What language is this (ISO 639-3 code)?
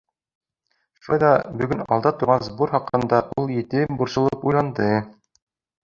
bak